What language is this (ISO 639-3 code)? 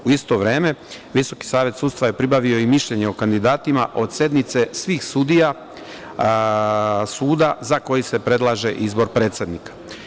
srp